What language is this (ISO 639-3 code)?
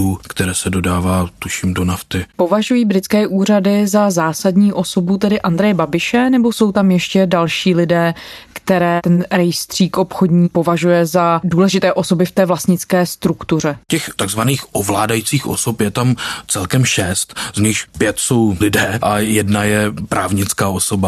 ces